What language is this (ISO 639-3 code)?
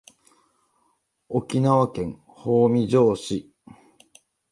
jpn